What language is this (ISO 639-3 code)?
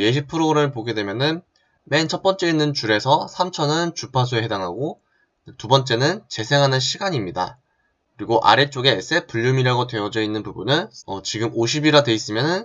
kor